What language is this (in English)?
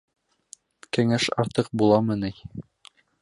Bashkir